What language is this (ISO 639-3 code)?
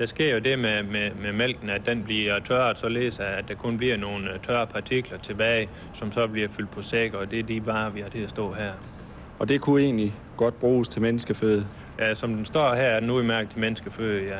dan